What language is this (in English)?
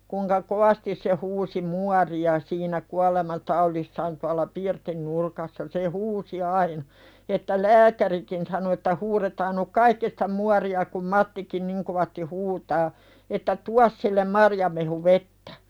Finnish